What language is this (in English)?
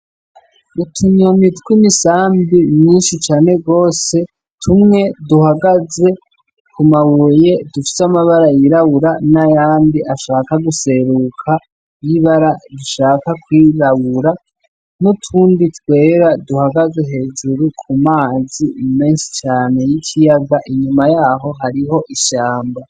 Rundi